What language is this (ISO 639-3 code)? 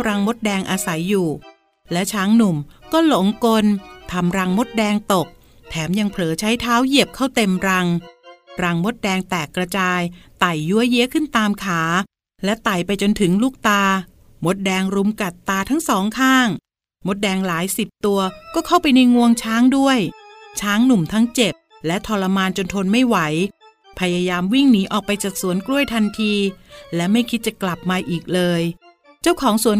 tha